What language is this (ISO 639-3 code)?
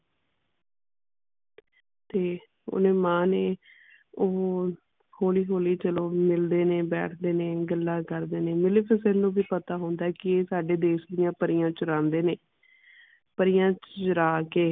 pan